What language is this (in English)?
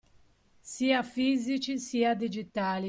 Italian